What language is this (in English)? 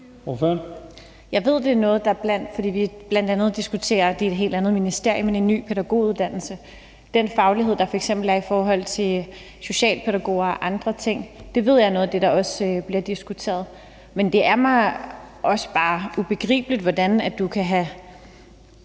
Danish